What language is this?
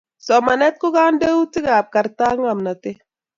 Kalenjin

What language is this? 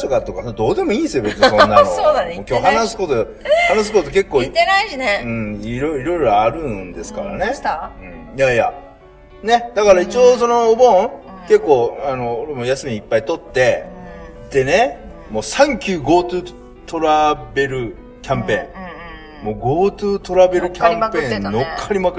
Japanese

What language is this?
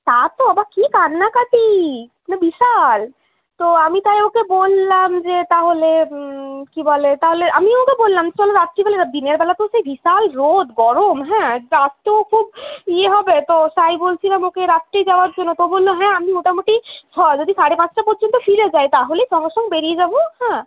Bangla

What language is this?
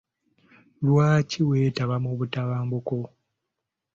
Ganda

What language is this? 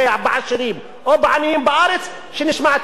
Hebrew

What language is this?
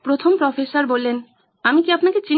Bangla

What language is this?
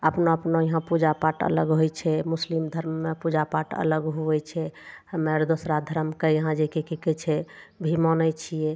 Maithili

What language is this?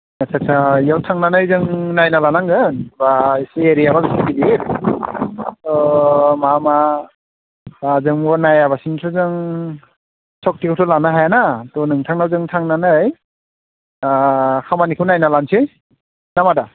Bodo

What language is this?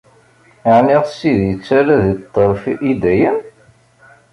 Kabyle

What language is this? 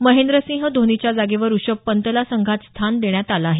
Marathi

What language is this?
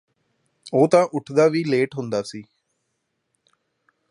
Punjabi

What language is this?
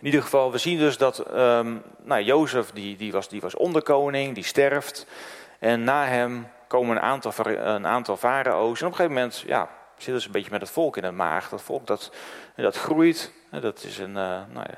Dutch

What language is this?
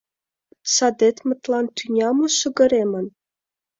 Mari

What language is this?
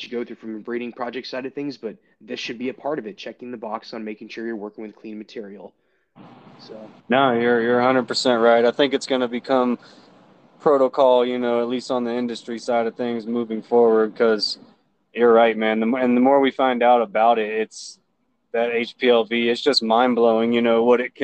English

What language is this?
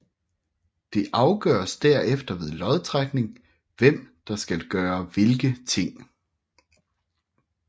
Danish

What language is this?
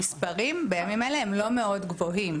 Hebrew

